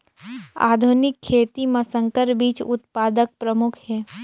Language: Chhattisgarhi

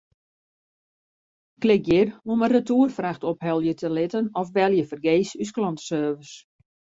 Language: Western Frisian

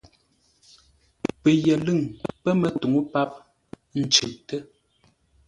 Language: Ngombale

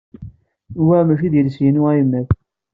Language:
Kabyle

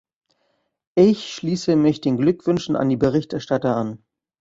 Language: German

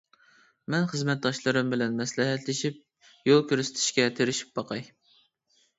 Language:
Uyghur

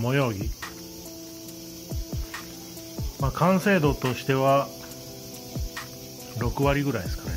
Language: Japanese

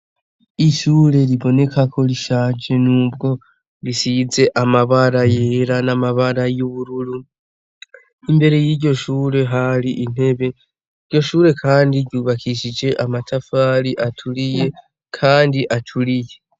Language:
Rundi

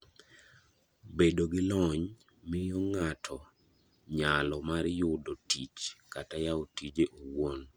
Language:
Luo (Kenya and Tanzania)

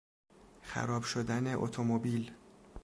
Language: Persian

